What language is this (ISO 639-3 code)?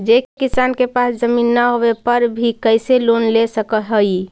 mag